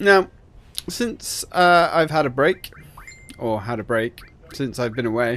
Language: English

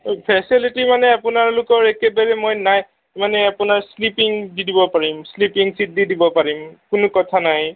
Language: Assamese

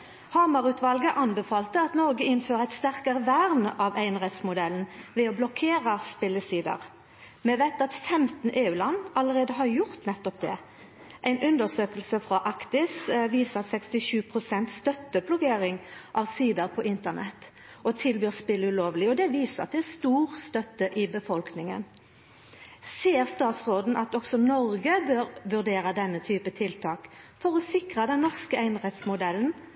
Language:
Norwegian Nynorsk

